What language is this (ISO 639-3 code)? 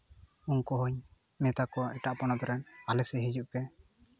sat